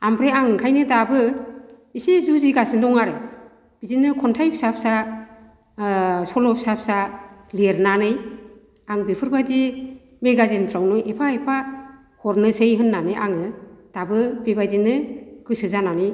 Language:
Bodo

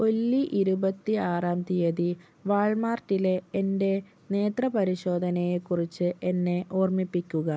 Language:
Malayalam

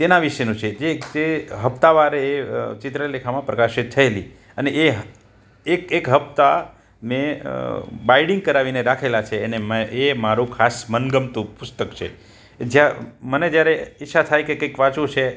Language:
Gujarati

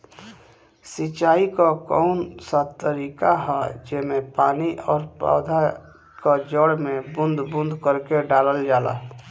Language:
Bhojpuri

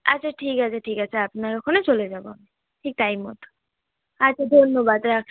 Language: Bangla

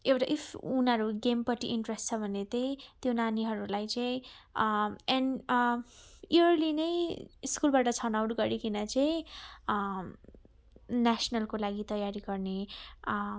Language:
Nepali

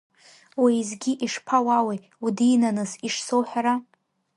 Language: Abkhazian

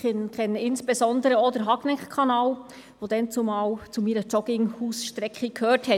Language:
Swiss German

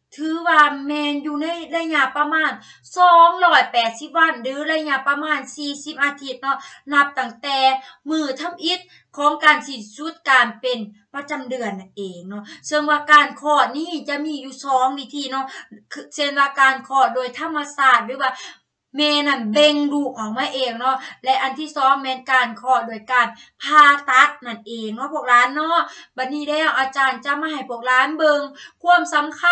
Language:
Thai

